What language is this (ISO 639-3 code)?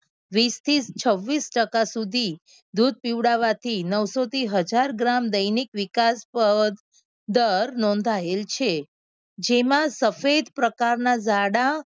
guj